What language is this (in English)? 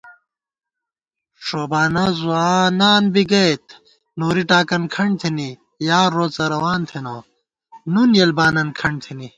Gawar-Bati